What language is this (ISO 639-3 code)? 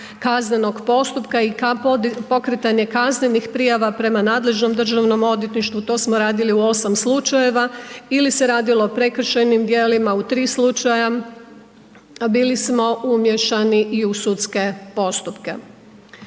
hrv